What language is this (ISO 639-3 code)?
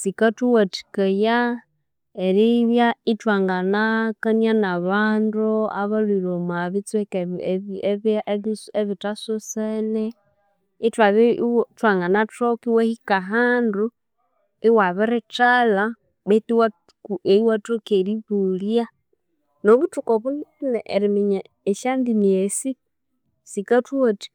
koo